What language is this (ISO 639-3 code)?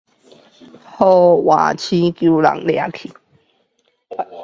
zho